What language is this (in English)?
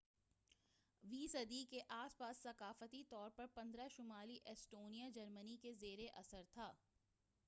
Urdu